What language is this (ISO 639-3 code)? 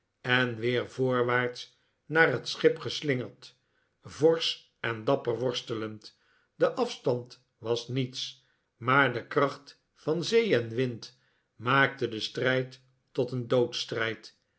nld